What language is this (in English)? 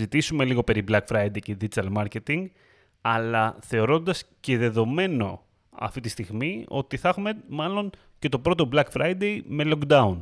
Greek